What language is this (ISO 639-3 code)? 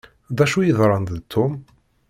kab